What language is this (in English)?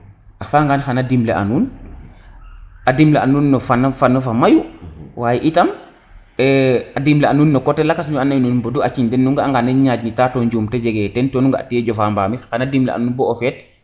Serer